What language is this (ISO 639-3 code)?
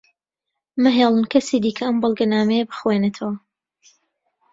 ckb